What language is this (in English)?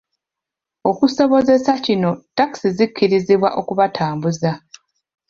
Ganda